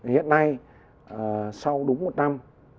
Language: Vietnamese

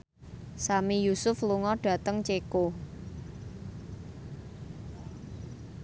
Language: Javanese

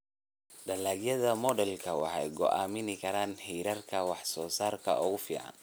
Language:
Somali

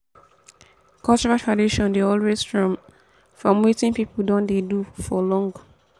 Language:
Nigerian Pidgin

